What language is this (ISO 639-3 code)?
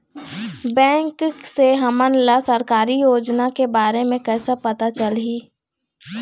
hne